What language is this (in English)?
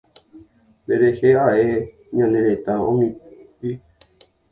Guarani